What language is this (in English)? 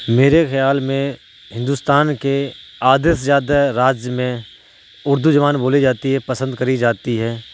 Urdu